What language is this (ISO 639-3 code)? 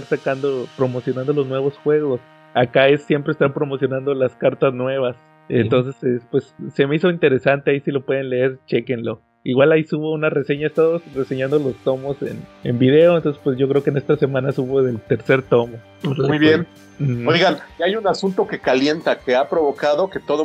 spa